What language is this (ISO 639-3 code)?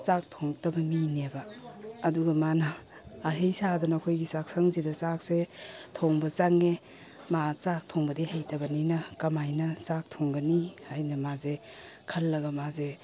mni